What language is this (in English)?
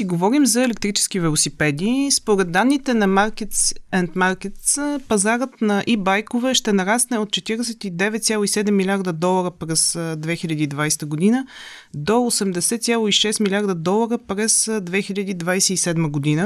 Bulgarian